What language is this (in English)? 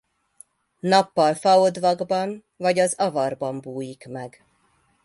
Hungarian